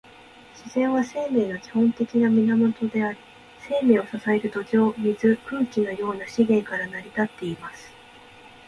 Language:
Japanese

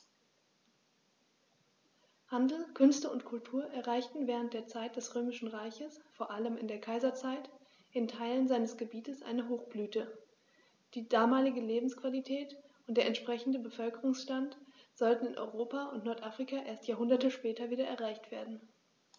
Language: German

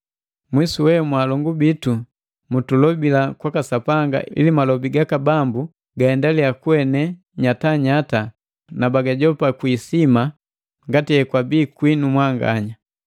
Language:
Matengo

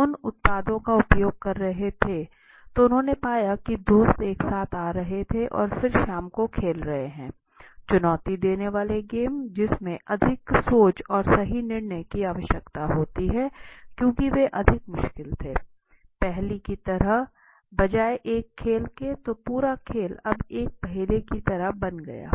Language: Hindi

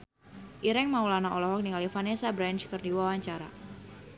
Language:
Sundanese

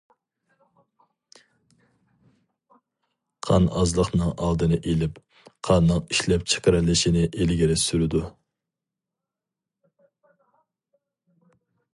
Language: Uyghur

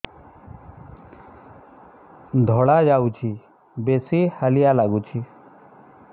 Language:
Odia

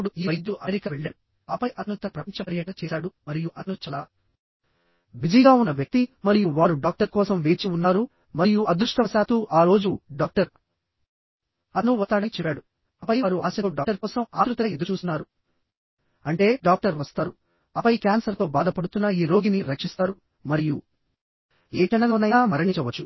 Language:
Telugu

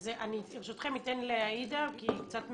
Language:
Hebrew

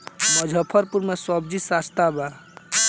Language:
Bhojpuri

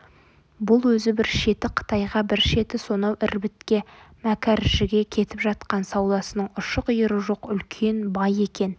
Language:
Kazakh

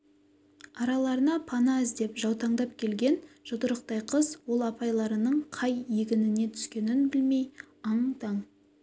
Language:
Kazakh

